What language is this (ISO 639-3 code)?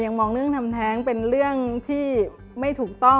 tha